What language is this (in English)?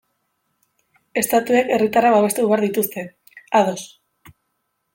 Basque